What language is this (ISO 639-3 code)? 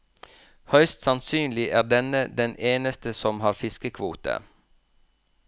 nor